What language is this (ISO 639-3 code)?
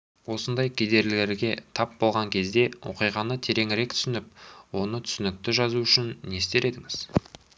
kaz